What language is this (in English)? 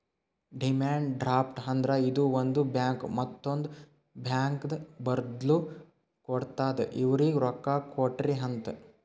Kannada